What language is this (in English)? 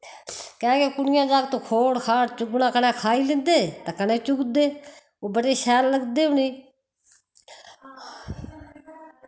Dogri